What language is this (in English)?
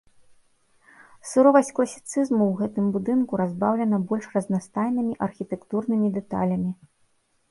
Belarusian